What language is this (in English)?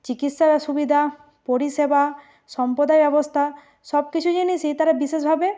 Bangla